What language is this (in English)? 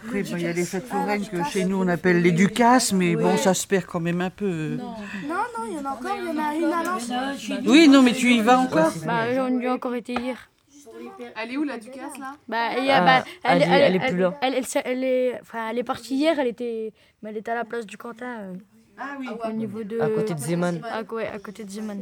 French